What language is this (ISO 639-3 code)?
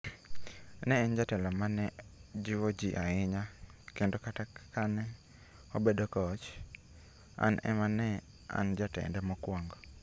luo